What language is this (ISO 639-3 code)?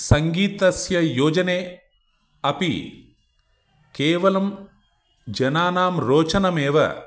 san